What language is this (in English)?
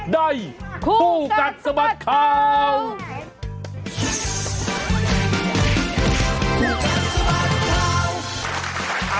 Thai